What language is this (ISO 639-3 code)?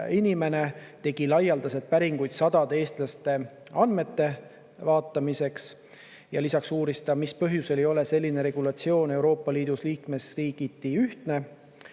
est